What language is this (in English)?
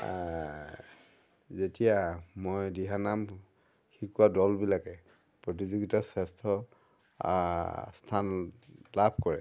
Assamese